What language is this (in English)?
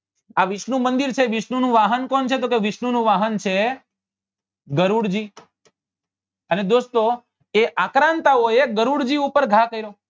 Gujarati